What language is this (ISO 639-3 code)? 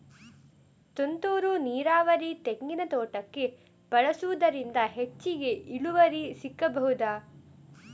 kan